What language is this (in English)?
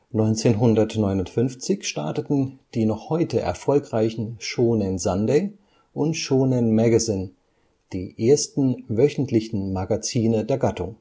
German